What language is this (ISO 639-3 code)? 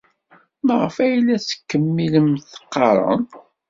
kab